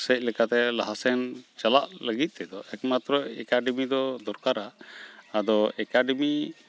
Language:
Santali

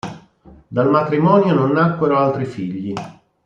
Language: Italian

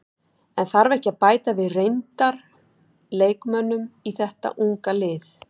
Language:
Icelandic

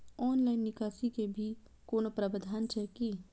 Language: Maithili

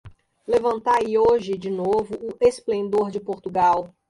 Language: Portuguese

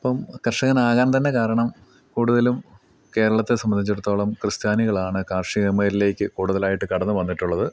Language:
Malayalam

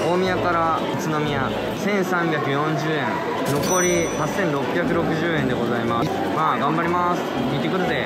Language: Japanese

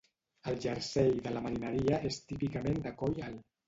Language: Catalan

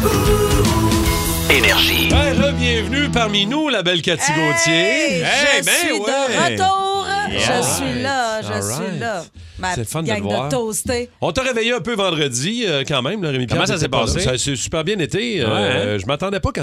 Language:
French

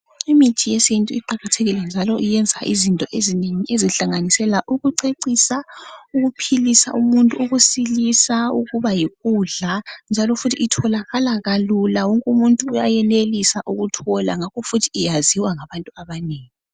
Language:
North Ndebele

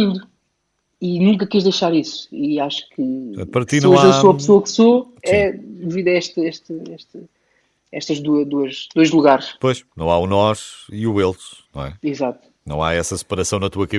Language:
Portuguese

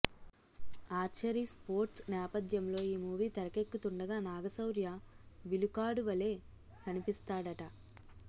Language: Telugu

